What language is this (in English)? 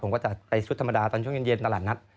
Thai